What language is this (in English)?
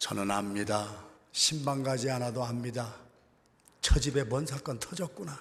Korean